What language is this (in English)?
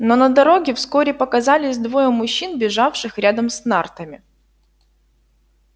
Russian